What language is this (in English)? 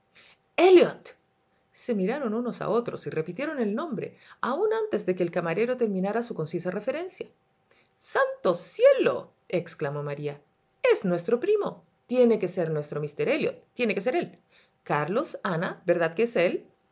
Spanish